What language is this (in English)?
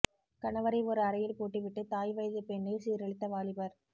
Tamil